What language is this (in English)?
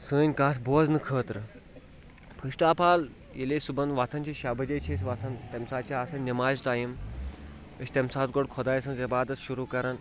Kashmiri